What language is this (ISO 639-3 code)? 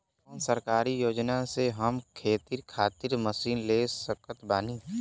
bho